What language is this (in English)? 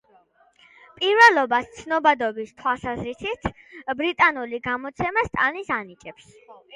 Georgian